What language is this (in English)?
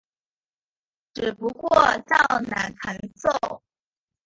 Chinese